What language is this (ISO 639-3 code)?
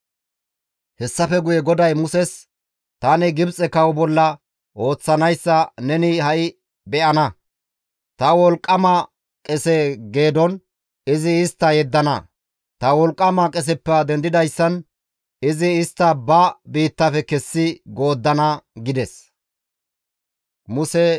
gmv